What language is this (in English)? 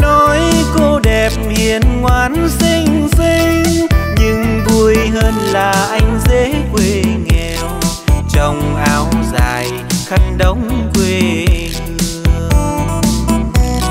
Vietnamese